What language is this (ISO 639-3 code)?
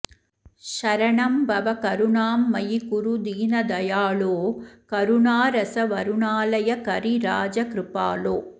san